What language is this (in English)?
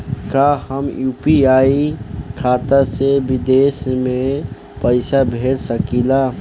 Bhojpuri